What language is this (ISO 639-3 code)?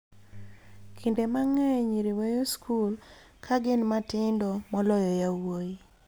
luo